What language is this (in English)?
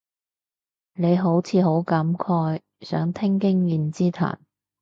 Cantonese